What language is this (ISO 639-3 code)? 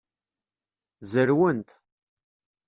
kab